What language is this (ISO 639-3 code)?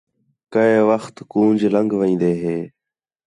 xhe